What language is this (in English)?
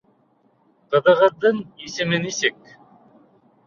Bashkir